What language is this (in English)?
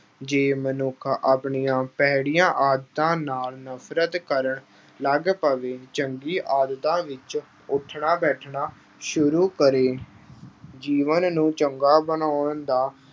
Punjabi